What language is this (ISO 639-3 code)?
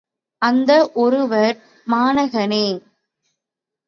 tam